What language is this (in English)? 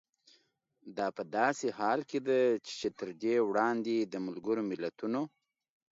Pashto